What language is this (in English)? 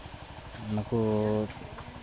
Santali